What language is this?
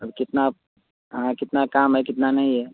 Hindi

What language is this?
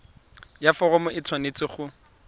Tswana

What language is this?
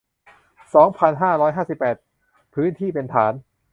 Thai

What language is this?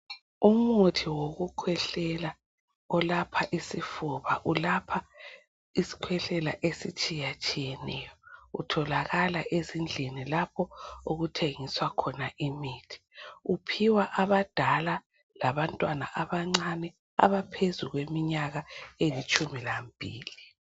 North Ndebele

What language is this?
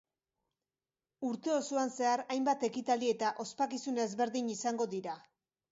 Basque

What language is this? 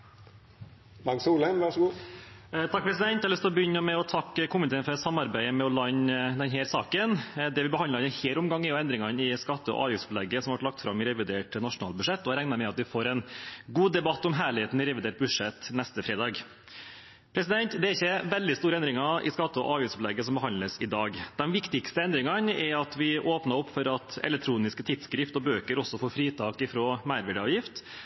Norwegian Bokmål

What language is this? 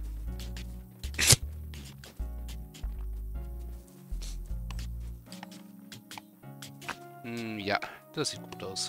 German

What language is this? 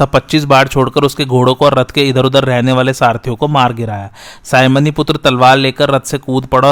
Hindi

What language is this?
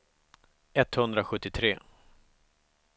Swedish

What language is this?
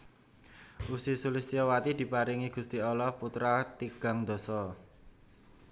Javanese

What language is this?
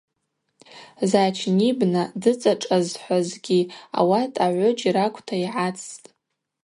Abaza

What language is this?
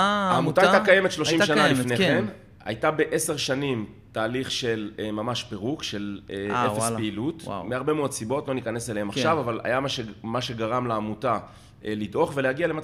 Hebrew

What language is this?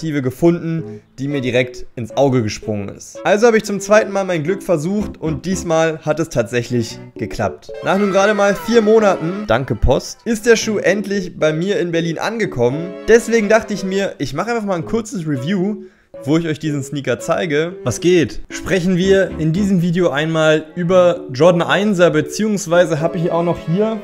German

